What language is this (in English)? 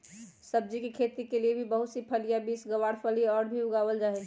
Magahi